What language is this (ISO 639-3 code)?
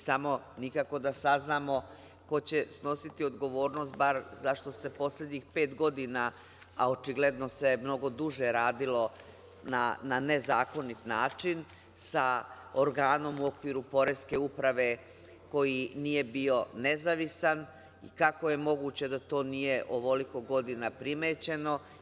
srp